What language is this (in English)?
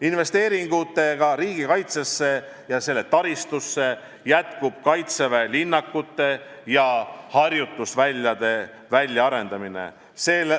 Estonian